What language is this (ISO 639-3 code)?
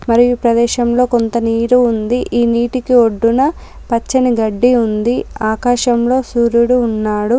tel